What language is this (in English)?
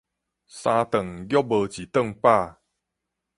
Min Nan Chinese